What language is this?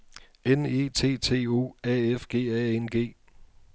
Danish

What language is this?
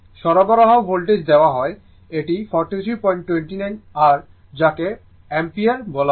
Bangla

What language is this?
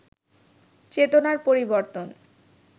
Bangla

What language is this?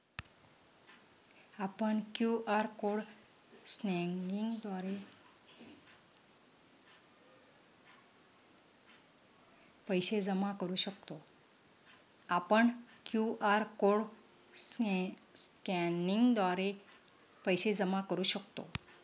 Marathi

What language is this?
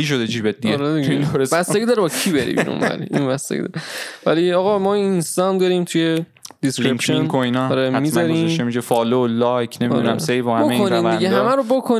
Persian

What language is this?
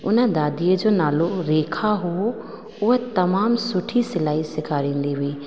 Sindhi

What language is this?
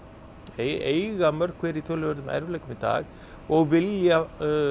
Icelandic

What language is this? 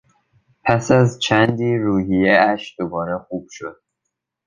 Persian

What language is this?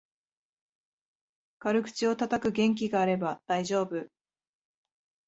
Japanese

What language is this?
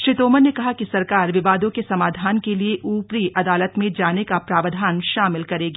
Hindi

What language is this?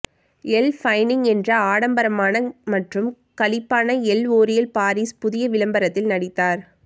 Tamil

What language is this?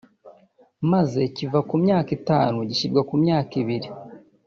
Kinyarwanda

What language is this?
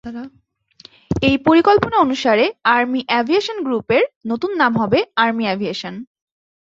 Bangla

